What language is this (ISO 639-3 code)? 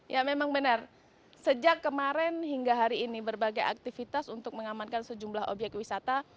ind